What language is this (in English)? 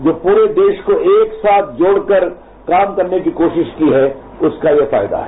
Hindi